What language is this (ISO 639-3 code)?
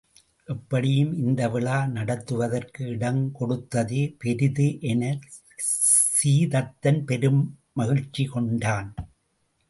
tam